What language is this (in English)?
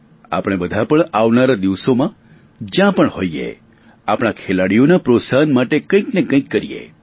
Gujarati